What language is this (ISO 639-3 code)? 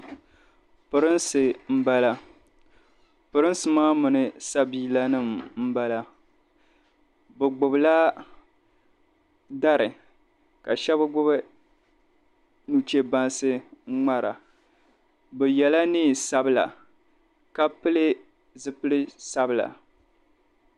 dag